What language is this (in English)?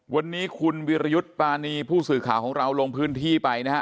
Thai